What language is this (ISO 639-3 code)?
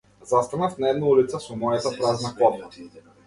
mkd